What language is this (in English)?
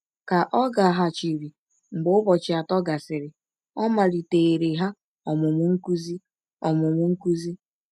Igbo